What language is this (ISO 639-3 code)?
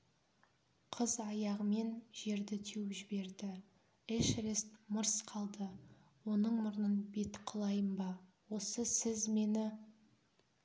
kaz